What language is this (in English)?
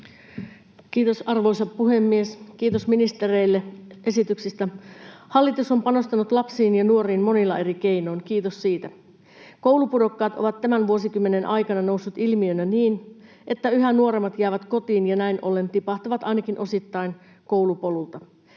Finnish